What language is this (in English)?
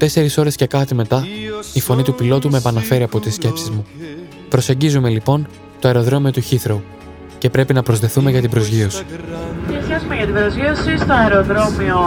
Greek